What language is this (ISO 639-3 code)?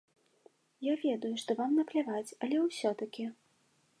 bel